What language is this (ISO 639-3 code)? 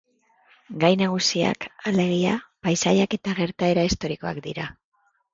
eus